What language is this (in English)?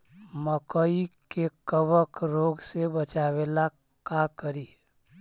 Magahi